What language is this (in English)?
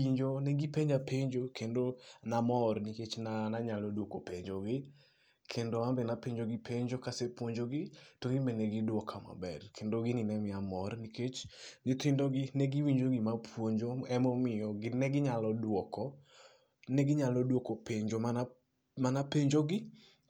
Luo (Kenya and Tanzania)